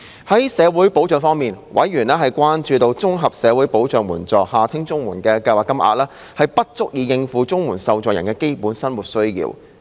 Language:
Cantonese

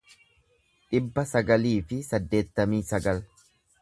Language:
Oromo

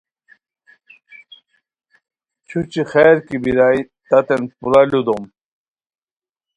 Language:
Khowar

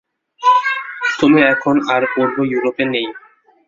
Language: Bangla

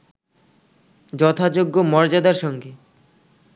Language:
Bangla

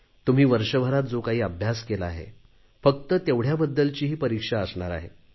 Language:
Marathi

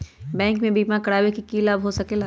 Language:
Magahi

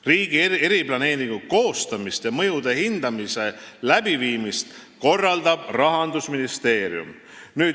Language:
Estonian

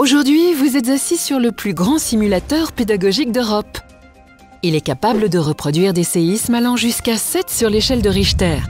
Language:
French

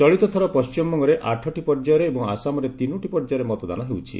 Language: Odia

